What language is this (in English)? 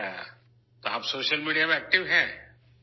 Urdu